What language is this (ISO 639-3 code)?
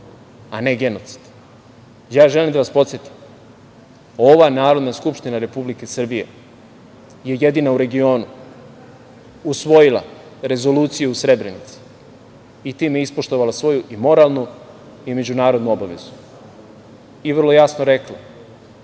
srp